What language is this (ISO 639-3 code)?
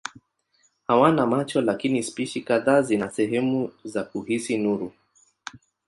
swa